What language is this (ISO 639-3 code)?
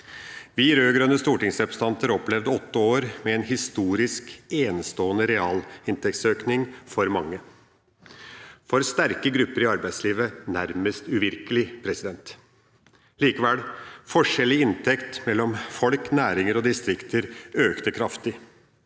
nor